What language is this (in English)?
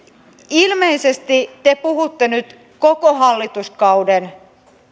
Finnish